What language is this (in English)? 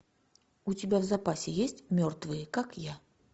Russian